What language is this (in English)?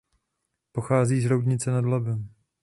Czech